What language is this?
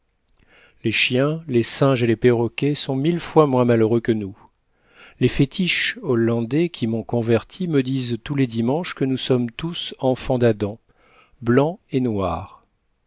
French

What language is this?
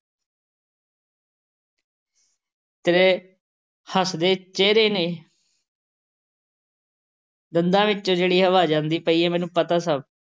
Punjabi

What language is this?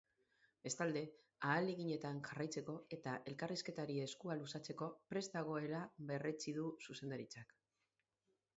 Basque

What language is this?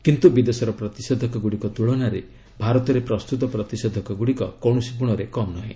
Odia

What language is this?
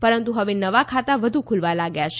Gujarati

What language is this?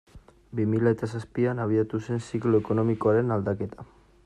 Basque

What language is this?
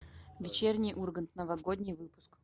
Russian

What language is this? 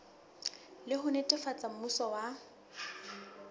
Southern Sotho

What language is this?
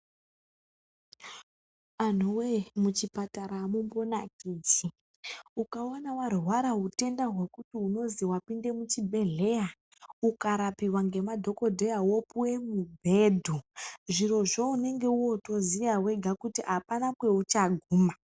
Ndau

